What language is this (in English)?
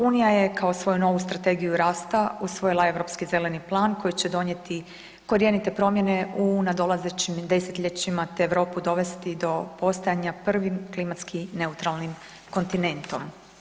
Croatian